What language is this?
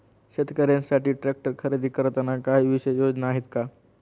Marathi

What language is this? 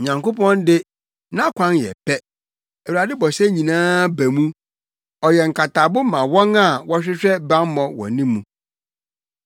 Akan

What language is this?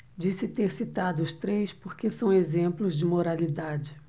Portuguese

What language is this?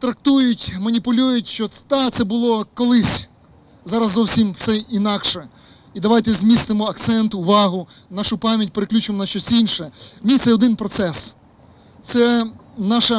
Ukrainian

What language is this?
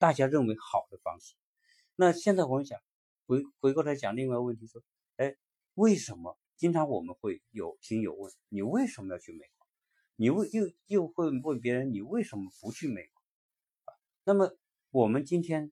Chinese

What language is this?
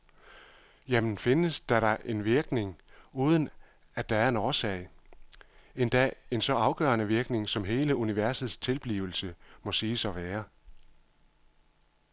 Danish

